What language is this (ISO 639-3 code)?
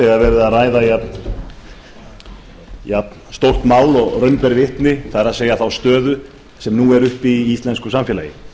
isl